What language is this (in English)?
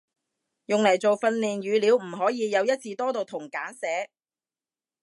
Cantonese